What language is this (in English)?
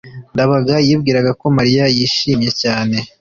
Kinyarwanda